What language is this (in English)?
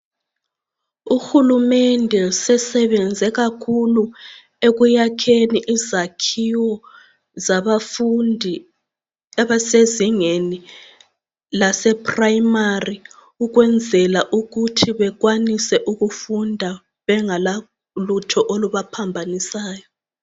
North Ndebele